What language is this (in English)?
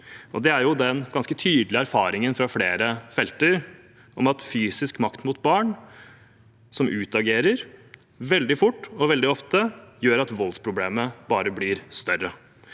Norwegian